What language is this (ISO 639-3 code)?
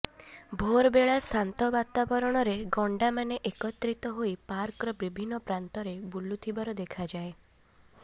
ori